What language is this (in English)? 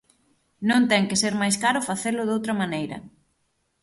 Galician